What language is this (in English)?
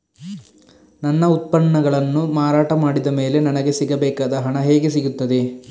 Kannada